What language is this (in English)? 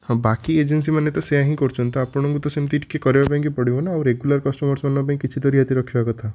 Odia